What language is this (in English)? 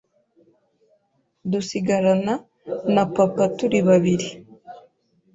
Kinyarwanda